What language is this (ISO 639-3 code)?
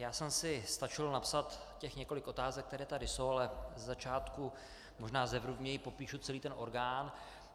ces